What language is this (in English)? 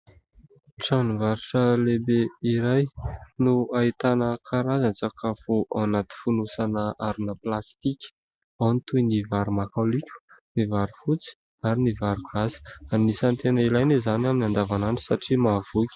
Malagasy